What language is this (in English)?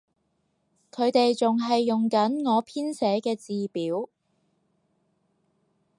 Cantonese